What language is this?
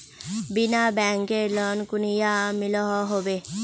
Magahi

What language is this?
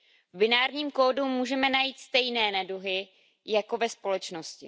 Czech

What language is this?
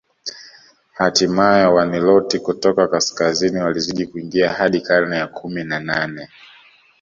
Swahili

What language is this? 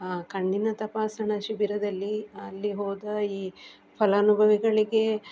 Kannada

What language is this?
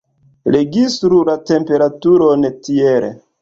Esperanto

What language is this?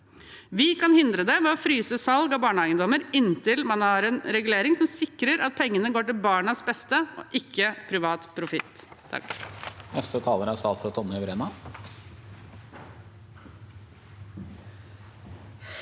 Norwegian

